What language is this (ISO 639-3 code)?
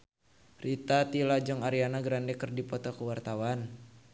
sun